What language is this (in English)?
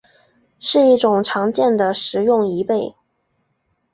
Chinese